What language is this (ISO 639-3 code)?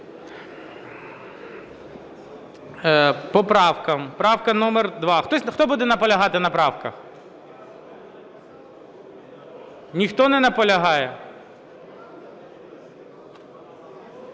ukr